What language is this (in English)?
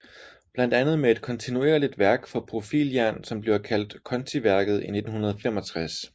Danish